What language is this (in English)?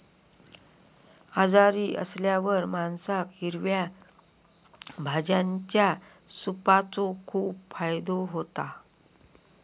Marathi